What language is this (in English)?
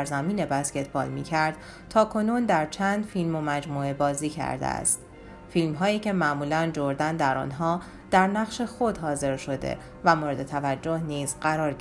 Persian